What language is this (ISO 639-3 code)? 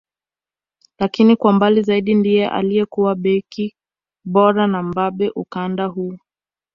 swa